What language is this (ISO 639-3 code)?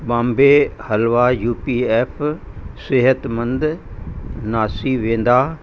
snd